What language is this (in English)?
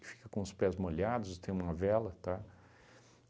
Portuguese